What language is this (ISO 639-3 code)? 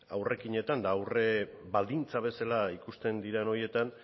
eus